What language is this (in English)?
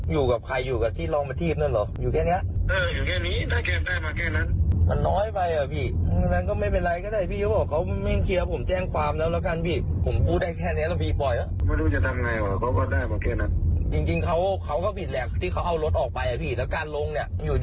Thai